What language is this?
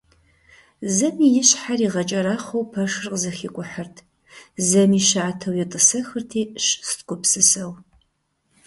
Kabardian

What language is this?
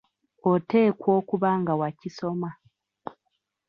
Ganda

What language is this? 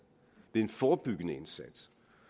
Danish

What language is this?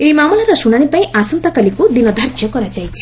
Odia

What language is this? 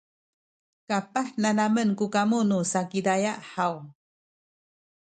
Sakizaya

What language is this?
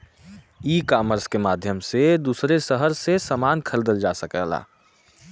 Bhojpuri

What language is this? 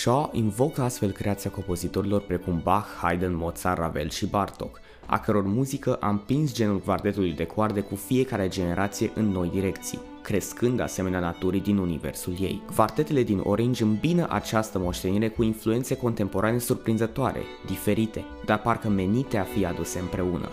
Romanian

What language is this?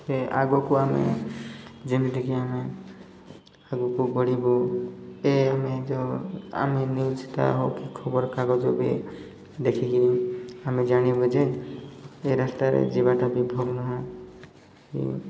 Odia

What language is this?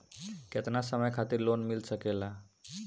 Bhojpuri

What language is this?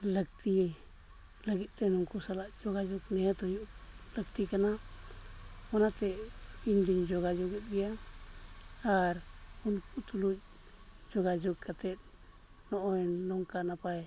Santali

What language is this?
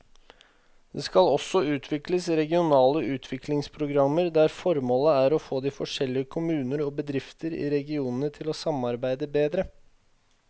Norwegian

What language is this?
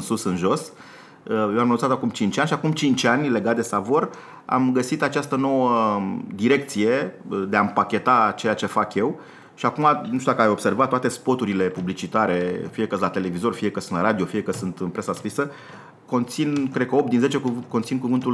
Romanian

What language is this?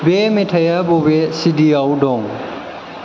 Bodo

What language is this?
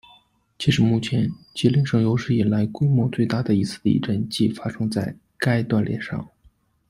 Chinese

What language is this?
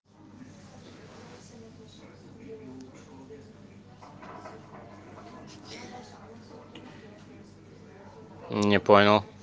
Russian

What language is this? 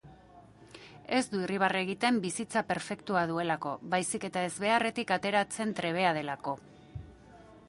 Basque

